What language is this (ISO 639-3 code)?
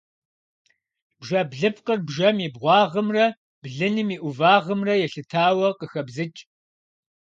kbd